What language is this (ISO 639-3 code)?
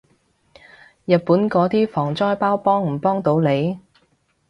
yue